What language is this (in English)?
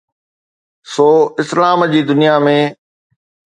Sindhi